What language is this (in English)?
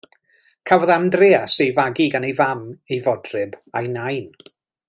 Welsh